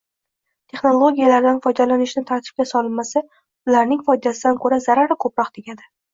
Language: Uzbek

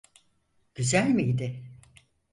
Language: Turkish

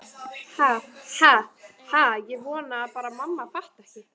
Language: Icelandic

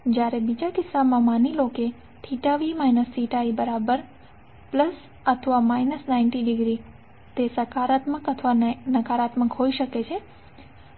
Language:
Gujarati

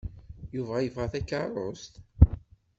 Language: Kabyle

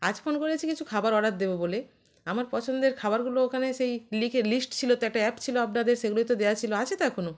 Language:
Bangla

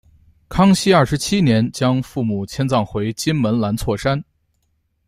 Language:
Chinese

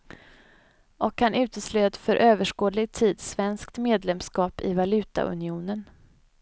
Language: Swedish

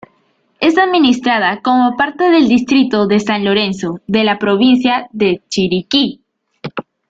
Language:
Spanish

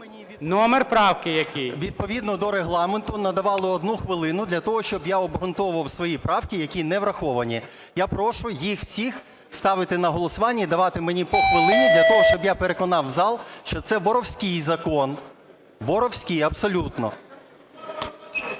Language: Ukrainian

